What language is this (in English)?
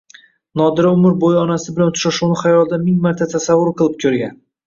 Uzbek